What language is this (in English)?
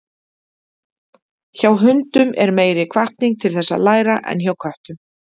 Icelandic